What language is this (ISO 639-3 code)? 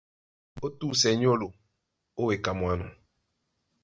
dua